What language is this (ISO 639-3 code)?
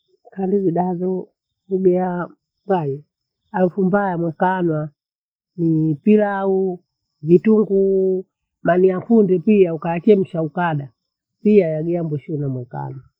bou